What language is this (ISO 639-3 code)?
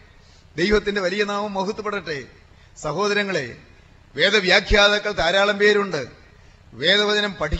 mal